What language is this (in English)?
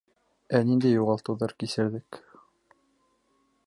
Bashkir